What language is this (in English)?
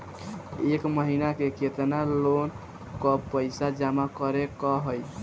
Bhojpuri